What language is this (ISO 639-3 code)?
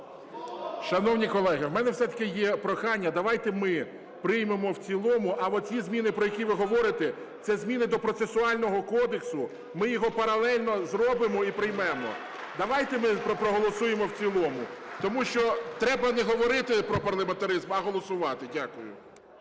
ukr